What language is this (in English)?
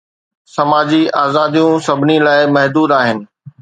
Sindhi